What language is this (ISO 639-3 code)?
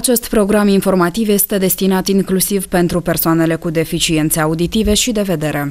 ron